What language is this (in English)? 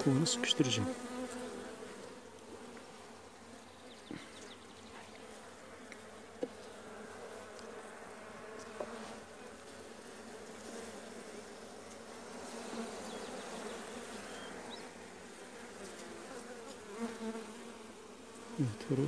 Turkish